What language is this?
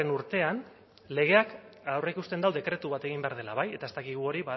Basque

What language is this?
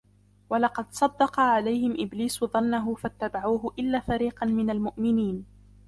Arabic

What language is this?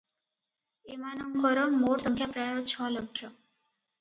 Odia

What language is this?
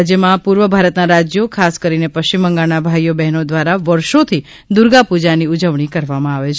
Gujarati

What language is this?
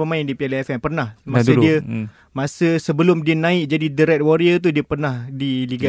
Malay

